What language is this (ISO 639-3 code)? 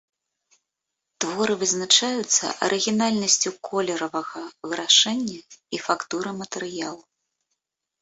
bel